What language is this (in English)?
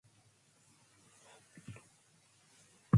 Manx